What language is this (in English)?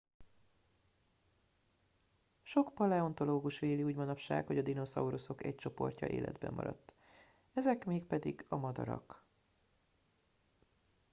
Hungarian